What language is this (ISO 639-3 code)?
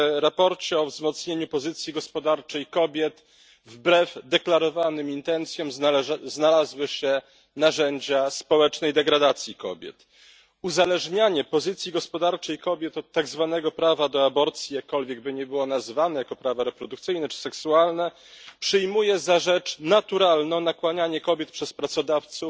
pol